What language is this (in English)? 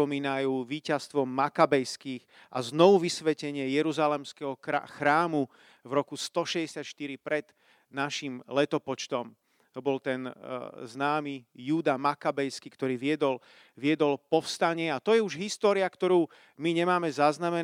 Slovak